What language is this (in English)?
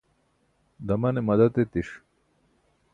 Burushaski